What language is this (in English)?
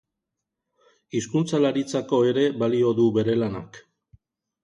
Basque